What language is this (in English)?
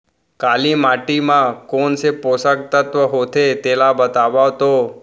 Chhattisgarhi